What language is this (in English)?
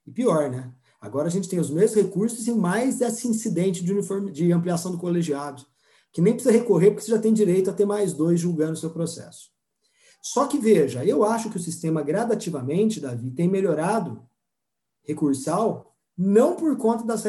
Portuguese